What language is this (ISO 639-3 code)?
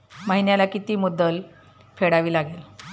mar